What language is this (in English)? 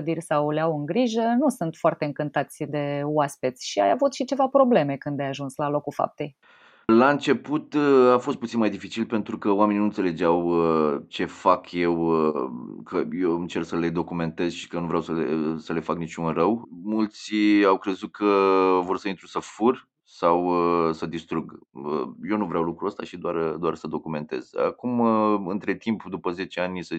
Romanian